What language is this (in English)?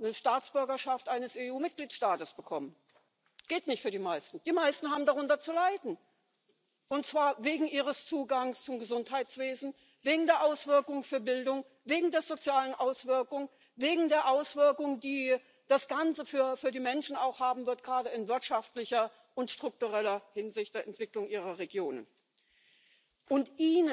German